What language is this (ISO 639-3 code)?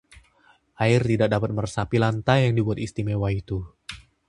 ind